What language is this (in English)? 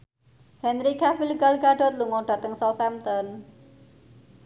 Javanese